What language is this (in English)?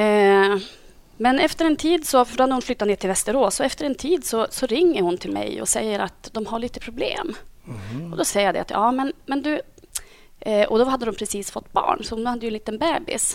Swedish